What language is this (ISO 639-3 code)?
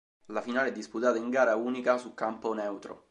ita